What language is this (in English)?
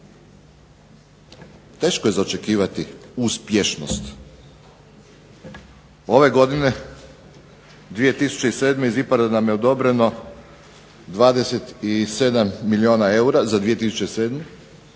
Croatian